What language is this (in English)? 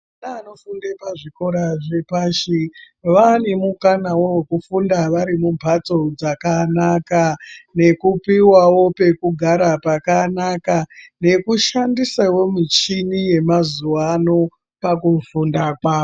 Ndau